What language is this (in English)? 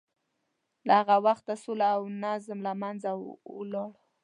Pashto